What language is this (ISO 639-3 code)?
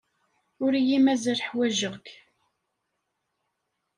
kab